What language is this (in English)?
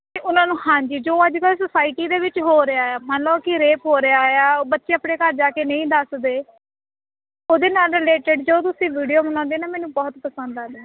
Punjabi